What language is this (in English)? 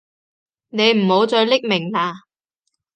Cantonese